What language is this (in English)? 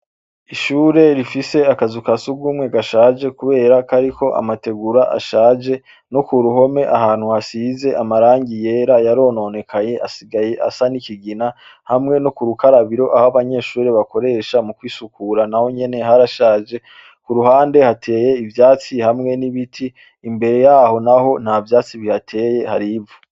Rundi